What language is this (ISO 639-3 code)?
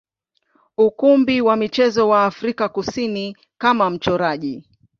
swa